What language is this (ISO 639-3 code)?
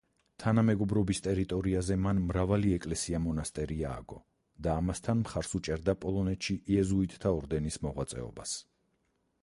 kat